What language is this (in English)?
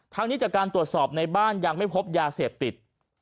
Thai